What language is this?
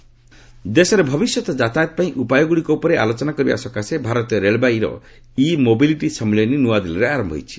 Odia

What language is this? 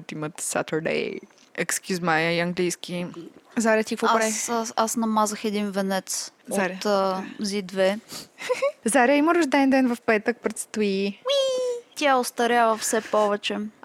Bulgarian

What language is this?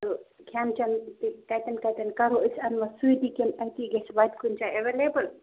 Kashmiri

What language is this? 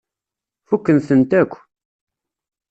Kabyle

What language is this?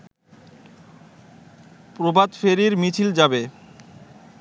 Bangla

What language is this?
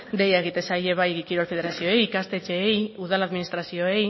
Basque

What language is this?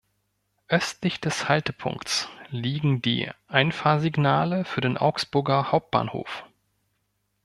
German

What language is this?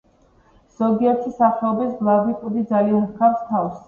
Georgian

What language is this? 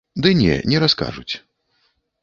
Belarusian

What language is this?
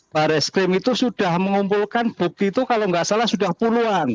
Indonesian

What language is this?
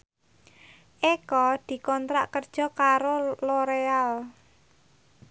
Javanese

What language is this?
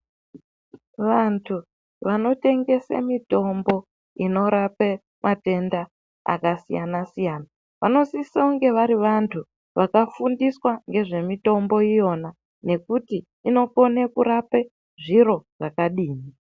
Ndau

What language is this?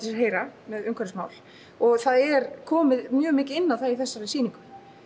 Icelandic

